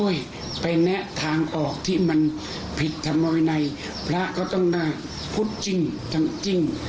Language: Thai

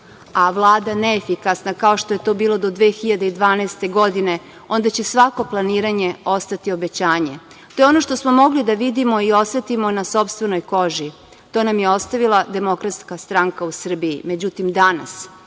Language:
Serbian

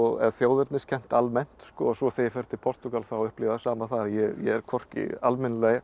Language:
Icelandic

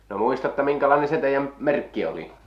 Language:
Finnish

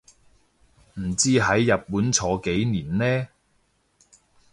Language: Cantonese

